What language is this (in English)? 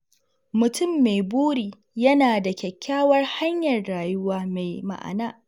Hausa